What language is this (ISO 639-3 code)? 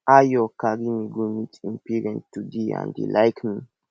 pcm